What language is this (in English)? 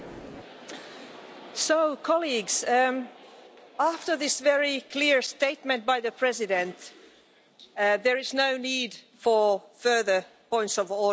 English